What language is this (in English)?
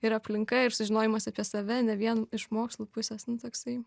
Lithuanian